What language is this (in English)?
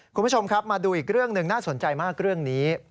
Thai